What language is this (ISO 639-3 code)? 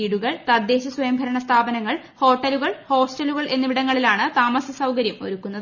mal